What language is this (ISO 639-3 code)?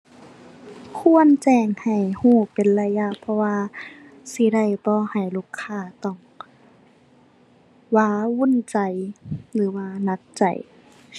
tha